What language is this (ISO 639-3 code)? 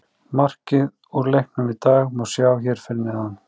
isl